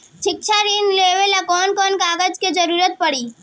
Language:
Bhojpuri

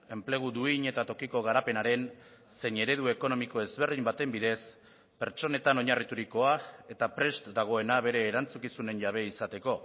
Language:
Basque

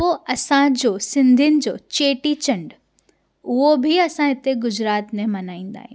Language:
Sindhi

